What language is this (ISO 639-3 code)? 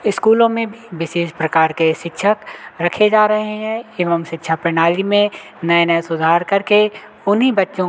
hin